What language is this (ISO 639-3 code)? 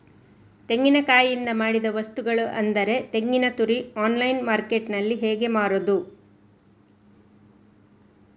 kan